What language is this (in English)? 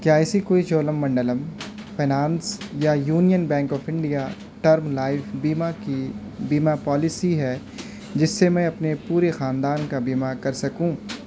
Urdu